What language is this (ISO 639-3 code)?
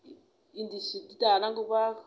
brx